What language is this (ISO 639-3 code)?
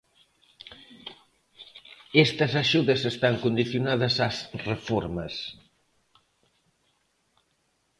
glg